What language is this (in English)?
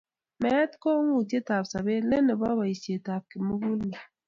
Kalenjin